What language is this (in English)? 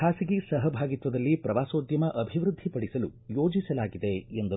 Kannada